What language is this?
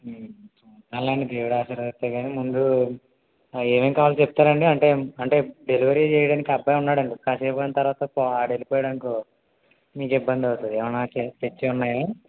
Telugu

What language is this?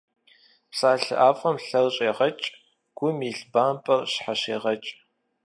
Kabardian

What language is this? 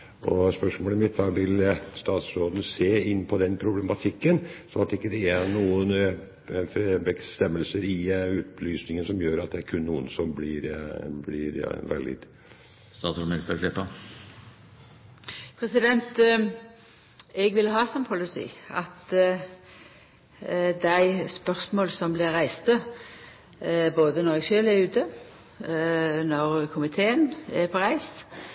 Norwegian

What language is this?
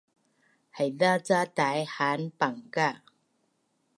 Bunun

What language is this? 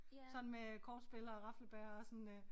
Danish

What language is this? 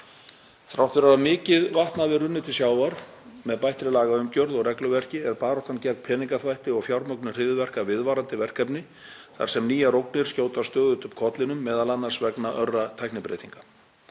Icelandic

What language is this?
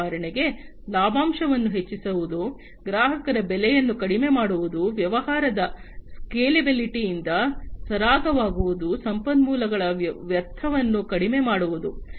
Kannada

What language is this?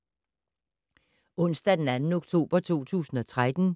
Danish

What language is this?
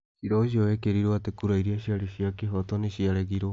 Kikuyu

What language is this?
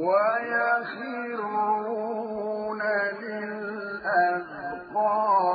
Arabic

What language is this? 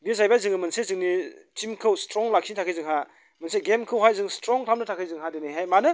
Bodo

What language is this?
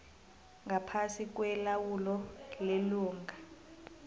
South Ndebele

